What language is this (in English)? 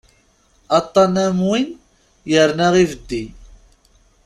Kabyle